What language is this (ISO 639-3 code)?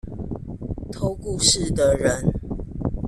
zho